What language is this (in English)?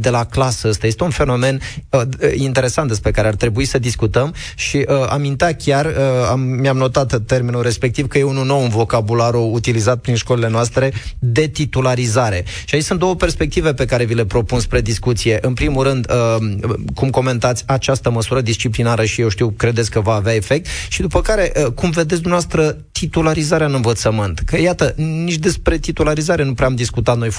Romanian